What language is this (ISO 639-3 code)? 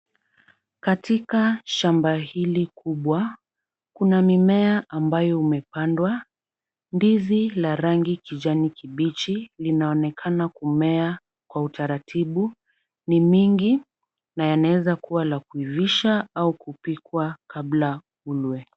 swa